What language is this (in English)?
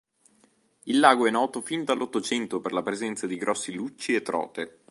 Italian